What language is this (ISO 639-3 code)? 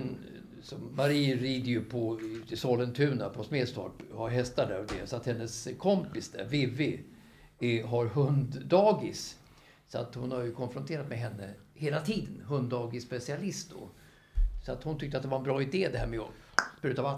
swe